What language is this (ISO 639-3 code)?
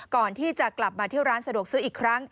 tha